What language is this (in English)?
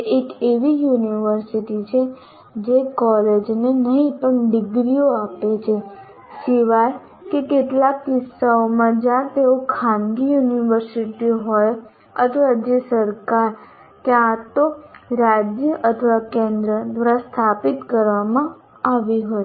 Gujarati